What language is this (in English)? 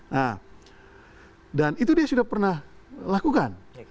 Indonesian